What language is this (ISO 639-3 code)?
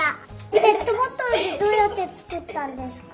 jpn